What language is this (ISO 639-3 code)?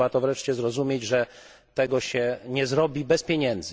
pol